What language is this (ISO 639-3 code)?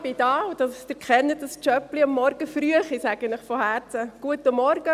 gsw